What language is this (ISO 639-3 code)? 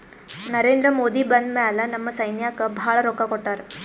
kan